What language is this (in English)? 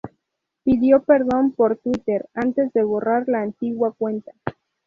Spanish